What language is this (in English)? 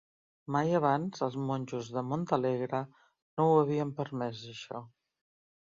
Catalan